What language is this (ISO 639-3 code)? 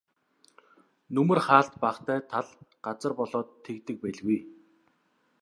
mon